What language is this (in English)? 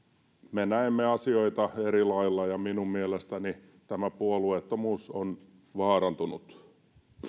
Finnish